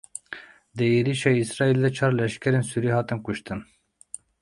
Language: Kurdish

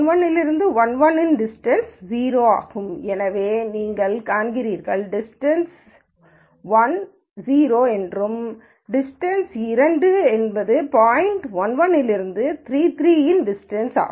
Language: Tamil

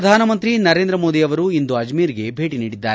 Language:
Kannada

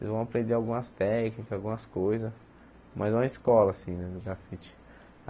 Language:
Portuguese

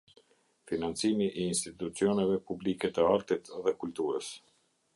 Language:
Albanian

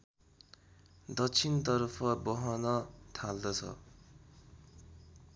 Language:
Nepali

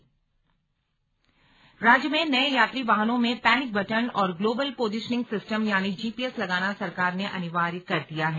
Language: Hindi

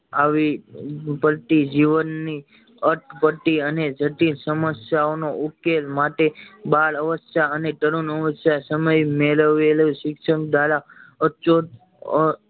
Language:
Gujarati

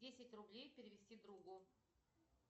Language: Russian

